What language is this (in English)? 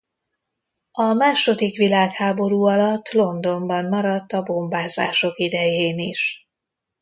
Hungarian